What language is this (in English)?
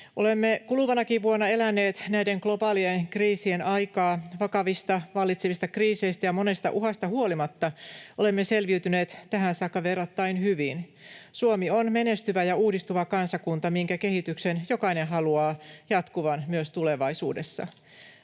Finnish